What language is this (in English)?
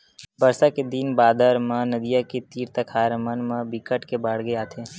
Chhattisgarhi